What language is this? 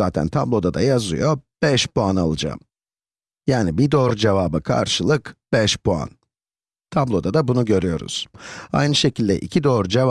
Turkish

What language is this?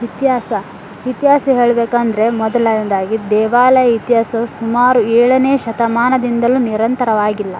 Kannada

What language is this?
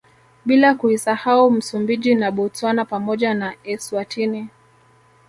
Swahili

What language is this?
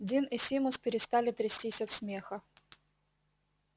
Russian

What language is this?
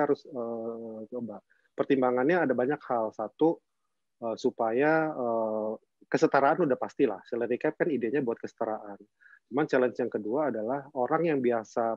Indonesian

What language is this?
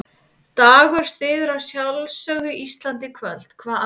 Icelandic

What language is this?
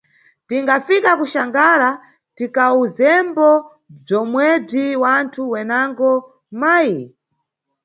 Nyungwe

